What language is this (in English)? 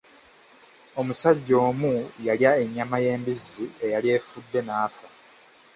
Ganda